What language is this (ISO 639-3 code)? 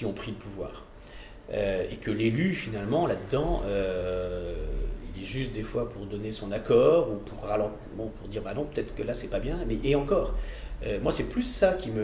fra